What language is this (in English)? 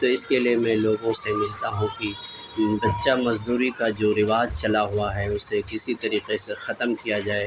Urdu